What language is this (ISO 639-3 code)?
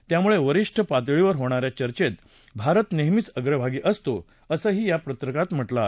mar